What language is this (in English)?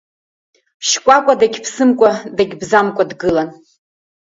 Abkhazian